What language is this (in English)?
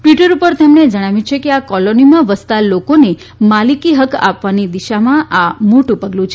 Gujarati